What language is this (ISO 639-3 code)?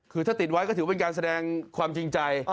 tha